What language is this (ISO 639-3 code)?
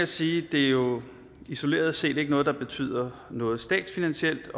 dan